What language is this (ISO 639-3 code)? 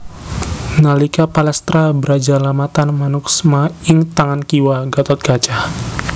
jav